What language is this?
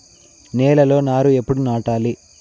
Telugu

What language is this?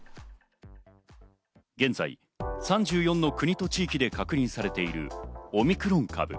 Japanese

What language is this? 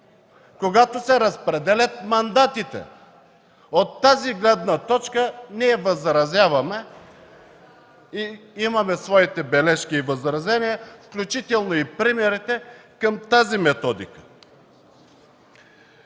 Bulgarian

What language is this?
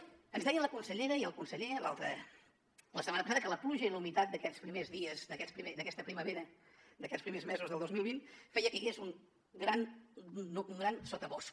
Catalan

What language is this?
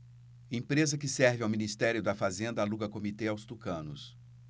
Portuguese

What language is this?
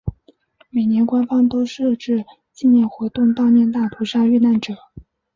Chinese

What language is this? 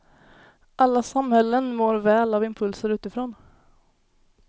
Swedish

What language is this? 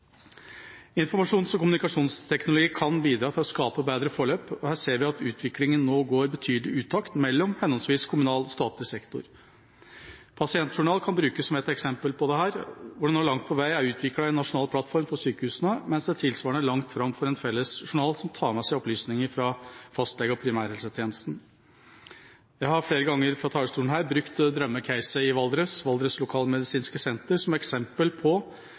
Norwegian Bokmål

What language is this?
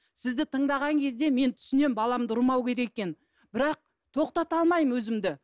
Kazakh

